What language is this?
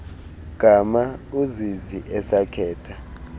Xhosa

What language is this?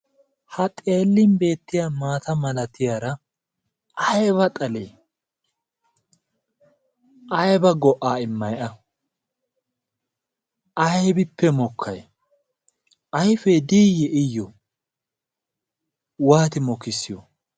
Wolaytta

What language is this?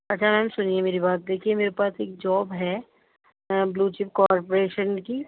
Urdu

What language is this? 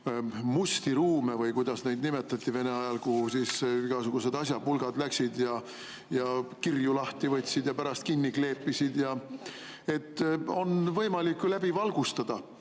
Estonian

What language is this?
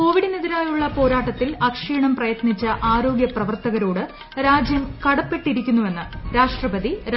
Malayalam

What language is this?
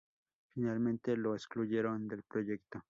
Spanish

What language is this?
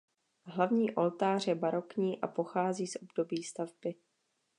Czech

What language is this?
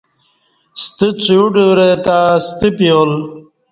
Kati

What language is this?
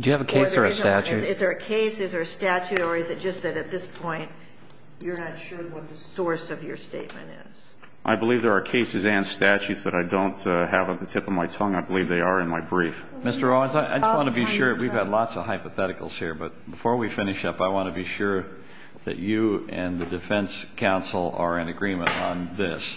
English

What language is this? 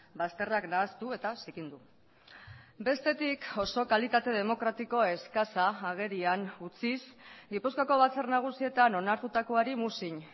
Basque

